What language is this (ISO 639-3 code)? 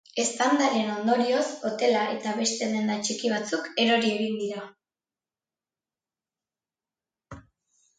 eus